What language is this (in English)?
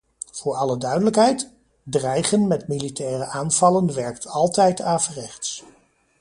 Dutch